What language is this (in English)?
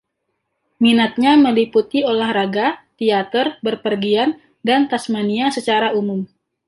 Indonesian